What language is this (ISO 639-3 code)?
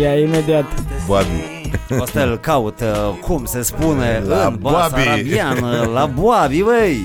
ron